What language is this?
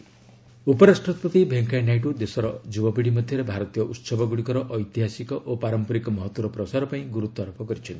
Odia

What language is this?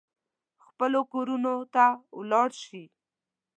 Pashto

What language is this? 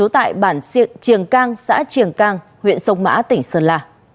Vietnamese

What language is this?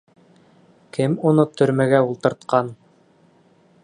Bashkir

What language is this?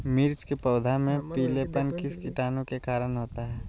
Magahi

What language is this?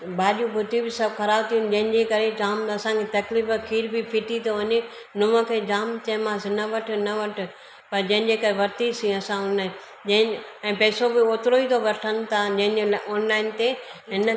Sindhi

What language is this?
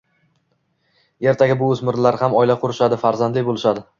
Uzbek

